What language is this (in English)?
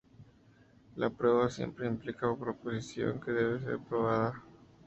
Spanish